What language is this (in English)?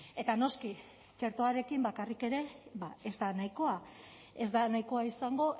Basque